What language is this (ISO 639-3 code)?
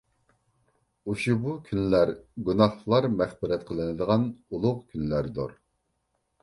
uig